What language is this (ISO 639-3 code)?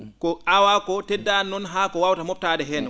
ful